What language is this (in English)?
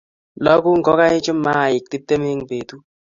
Kalenjin